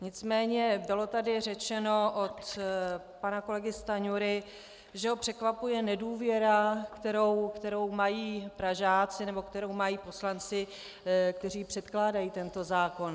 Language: Czech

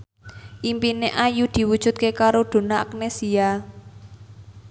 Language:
Javanese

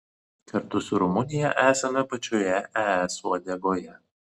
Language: Lithuanian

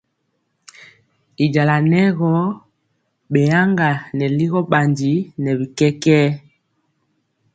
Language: Mpiemo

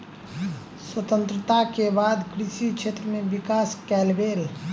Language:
Maithili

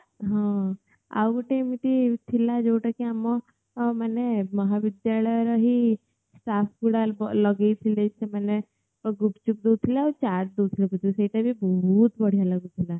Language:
Odia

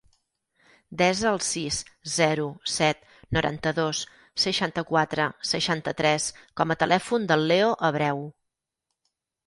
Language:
Catalan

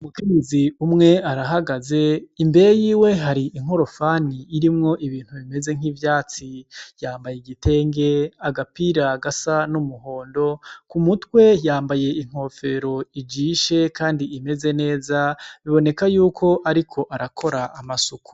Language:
Rundi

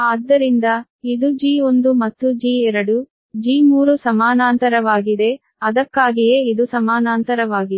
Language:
Kannada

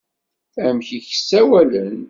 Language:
Kabyle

